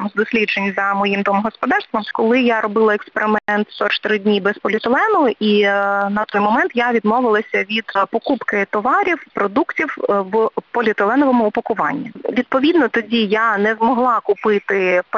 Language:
Ukrainian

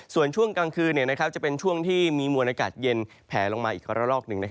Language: Thai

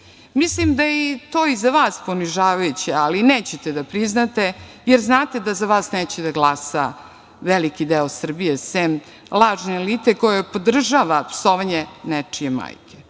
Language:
Serbian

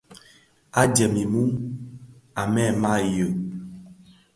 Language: Bafia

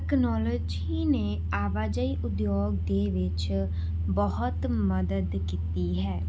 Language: Punjabi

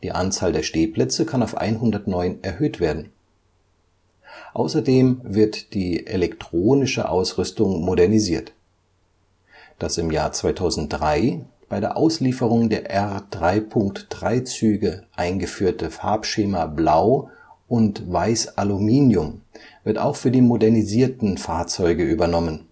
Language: German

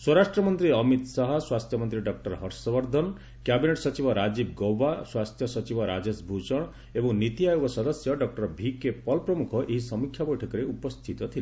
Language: Odia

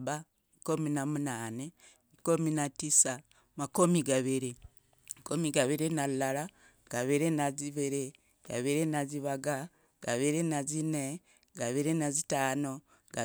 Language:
Logooli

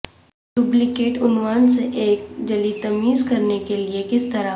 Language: Urdu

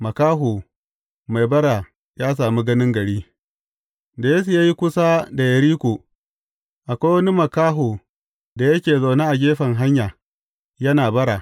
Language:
Hausa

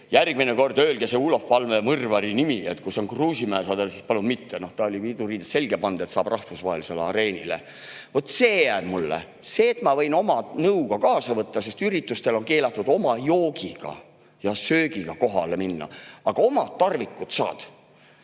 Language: Estonian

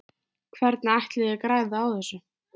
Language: Icelandic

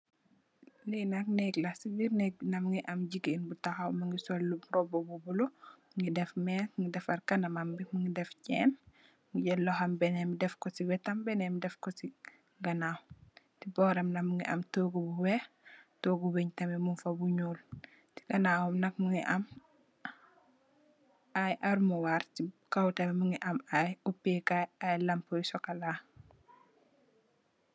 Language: Wolof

